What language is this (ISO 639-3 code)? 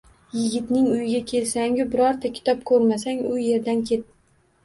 uzb